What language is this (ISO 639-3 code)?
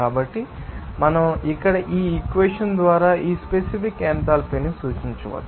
tel